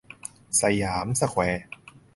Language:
Thai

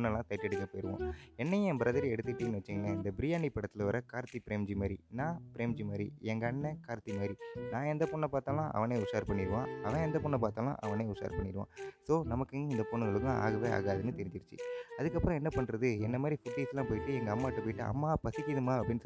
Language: Tamil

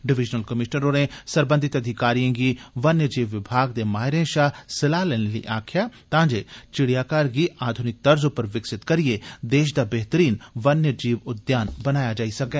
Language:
Dogri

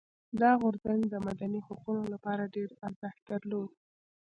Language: Pashto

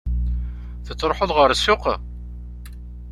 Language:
Kabyle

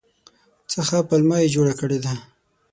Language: Pashto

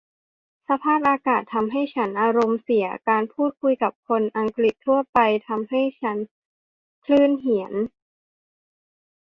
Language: Thai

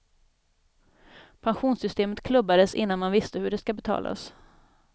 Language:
Swedish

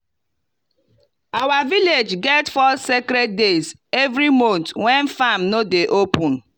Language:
Nigerian Pidgin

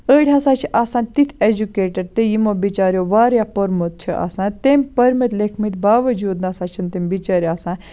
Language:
Kashmiri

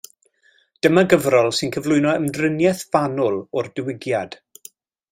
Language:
Welsh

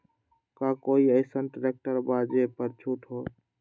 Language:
Magahi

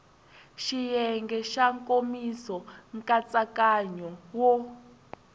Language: Tsonga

